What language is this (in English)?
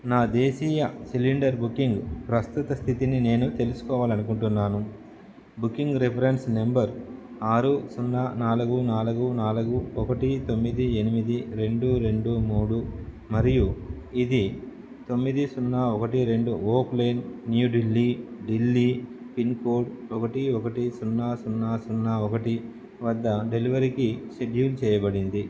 Telugu